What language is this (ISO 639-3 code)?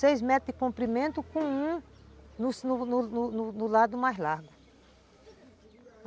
por